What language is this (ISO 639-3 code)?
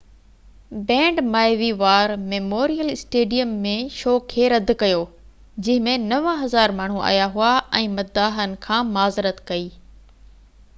snd